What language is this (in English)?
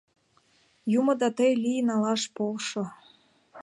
Mari